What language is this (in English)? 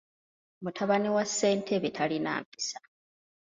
Ganda